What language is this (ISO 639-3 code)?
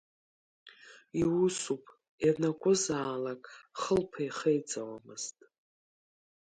abk